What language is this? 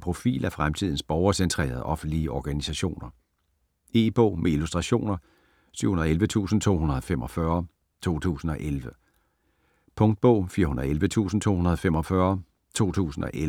Danish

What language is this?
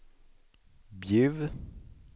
Swedish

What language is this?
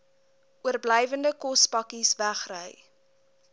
Afrikaans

